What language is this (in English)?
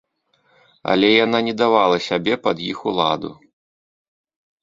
Belarusian